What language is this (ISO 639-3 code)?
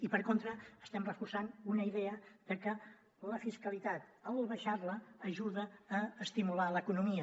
cat